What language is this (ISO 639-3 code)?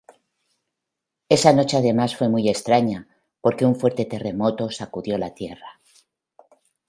spa